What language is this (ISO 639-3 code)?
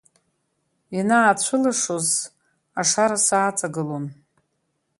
abk